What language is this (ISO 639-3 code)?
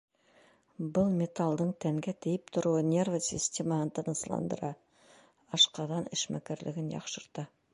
bak